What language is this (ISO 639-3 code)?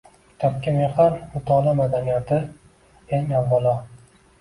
uzb